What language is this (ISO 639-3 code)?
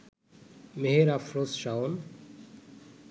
ben